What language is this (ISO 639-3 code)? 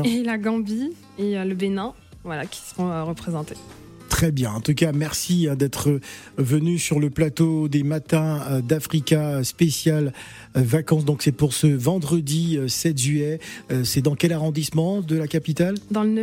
fra